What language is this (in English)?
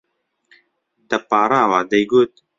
Central Kurdish